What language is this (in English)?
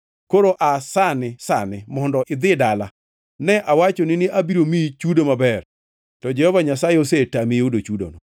Luo (Kenya and Tanzania)